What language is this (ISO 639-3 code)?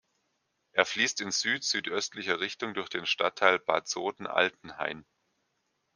deu